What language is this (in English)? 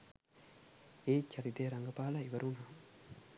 Sinhala